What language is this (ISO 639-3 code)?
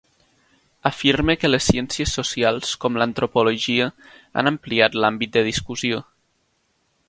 cat